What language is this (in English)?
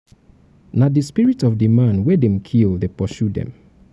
Nigerian Pidgin